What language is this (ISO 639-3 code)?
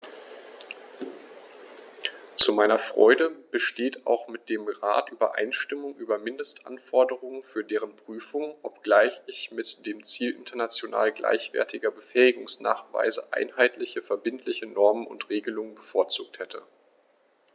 deu